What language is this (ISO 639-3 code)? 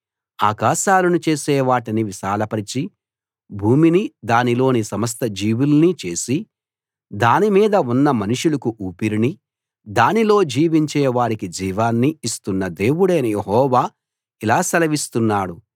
tel